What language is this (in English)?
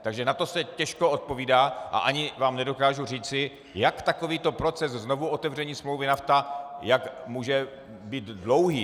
Czech